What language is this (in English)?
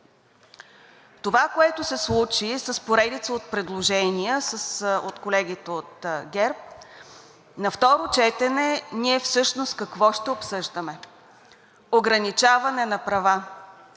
Bulgarian